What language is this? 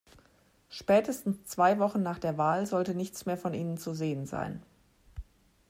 German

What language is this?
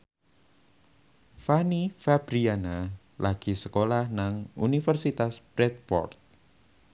Javanese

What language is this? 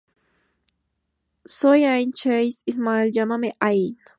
Spanish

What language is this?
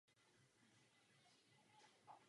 Czech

